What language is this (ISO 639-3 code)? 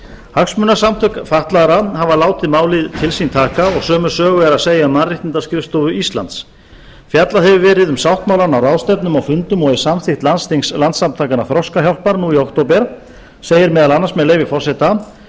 isl